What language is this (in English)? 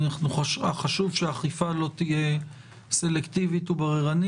Hebrew